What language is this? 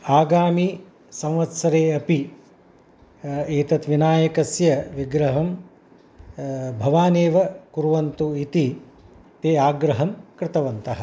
Sanskrit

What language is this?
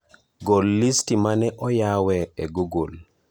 Luo (Kenya and Tanzania)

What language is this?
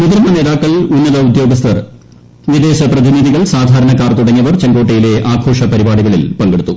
Malayalam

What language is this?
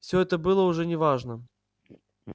Russian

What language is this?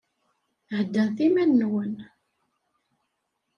Kabyle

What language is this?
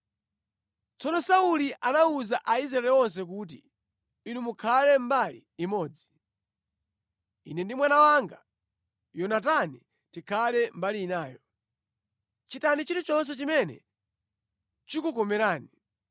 Nyanja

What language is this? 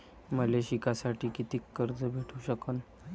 Marathi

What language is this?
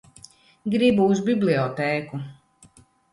Latvian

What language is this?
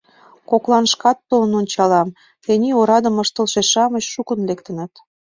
Mari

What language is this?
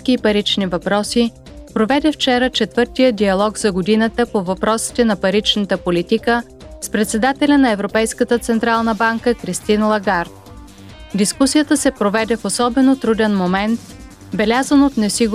Bulgarian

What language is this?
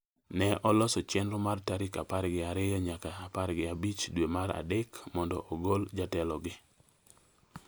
Luo (Kenya and Tanzania)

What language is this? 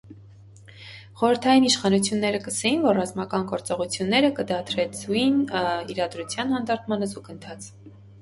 Armenian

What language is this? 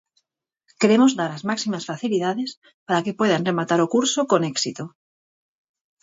Galician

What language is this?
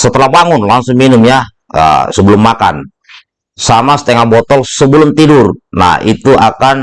Indonesian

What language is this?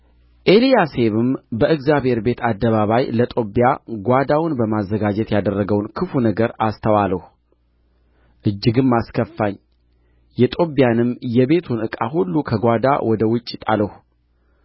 Amharic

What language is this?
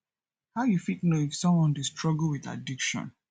Nigerian Pidgin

